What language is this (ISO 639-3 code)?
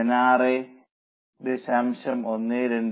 mal